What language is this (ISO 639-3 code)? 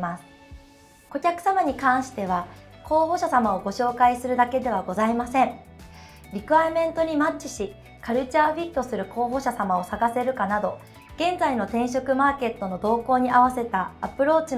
jpn